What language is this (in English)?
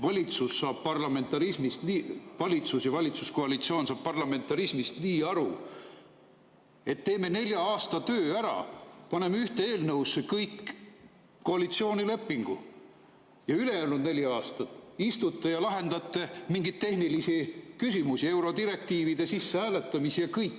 Estonian